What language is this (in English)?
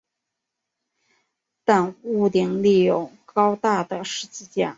Chinese